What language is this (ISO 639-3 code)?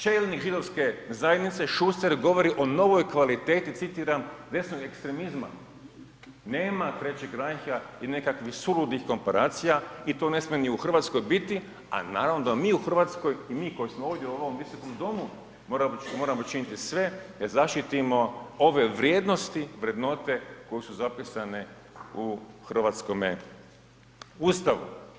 hrv